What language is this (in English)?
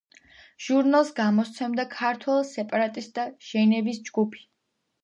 Georgian